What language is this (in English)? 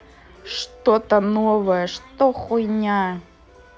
Russian